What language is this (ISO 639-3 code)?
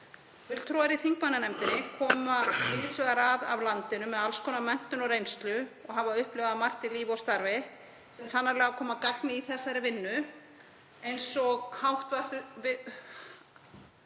isl